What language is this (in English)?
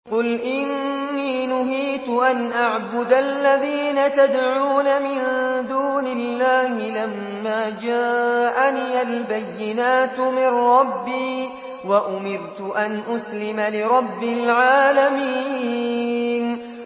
Arabic